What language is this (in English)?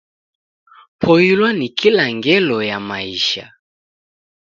Taita